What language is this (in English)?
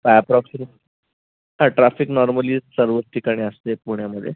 Marathi